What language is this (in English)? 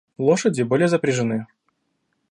Russian